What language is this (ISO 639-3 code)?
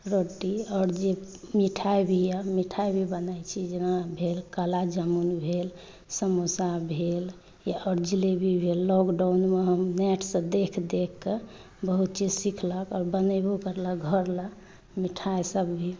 mai